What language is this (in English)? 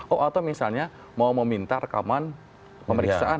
Indonesian